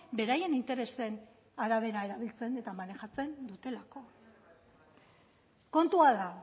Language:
Basque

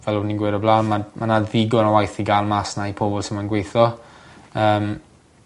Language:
Welsh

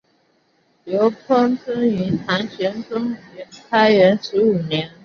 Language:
Chinese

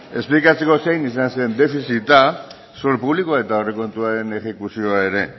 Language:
Basque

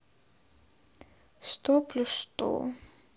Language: Russian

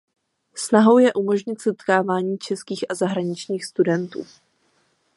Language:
Czech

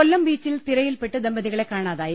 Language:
Malayalam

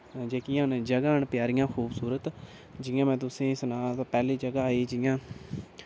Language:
Dogri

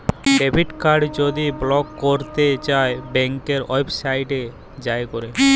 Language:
Bangla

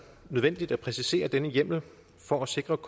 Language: Danish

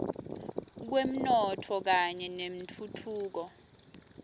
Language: Swati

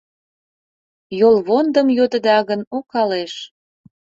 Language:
Mari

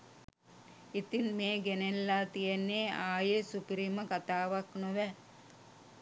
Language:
Sinhala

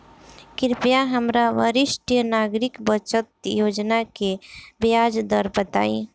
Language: Bhojpuri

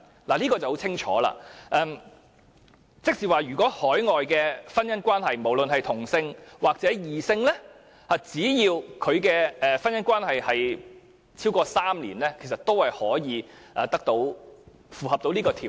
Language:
Cantonese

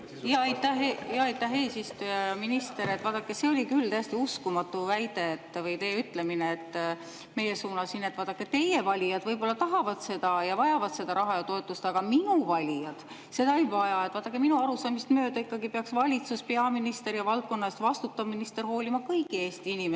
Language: Estonian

